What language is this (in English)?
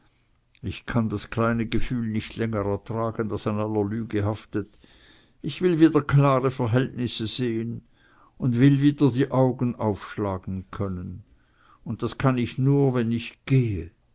German